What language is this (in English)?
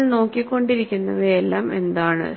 Malayalam